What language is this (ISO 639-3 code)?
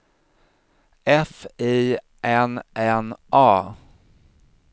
swe